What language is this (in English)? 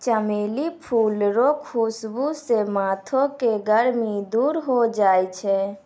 Maithili